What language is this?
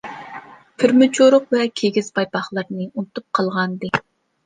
Uyghur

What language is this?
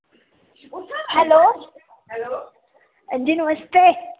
Dogri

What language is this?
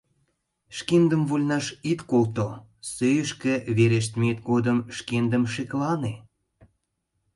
Mari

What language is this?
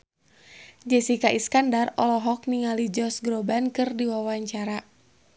Sundanese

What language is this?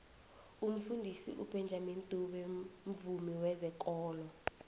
South Ndebele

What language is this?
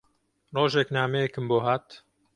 Central Kurdish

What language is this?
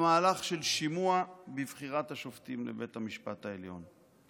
Hebrew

